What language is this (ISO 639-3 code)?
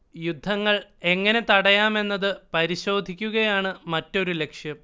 mal